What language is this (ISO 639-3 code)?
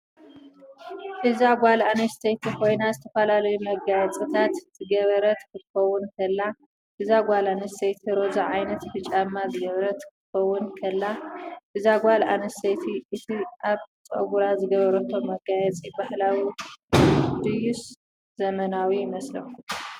tir